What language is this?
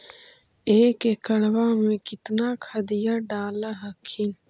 Magahi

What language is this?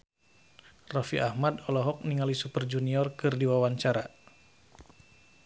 Sundanese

